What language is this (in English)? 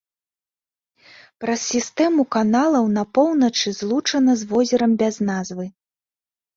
Belarusian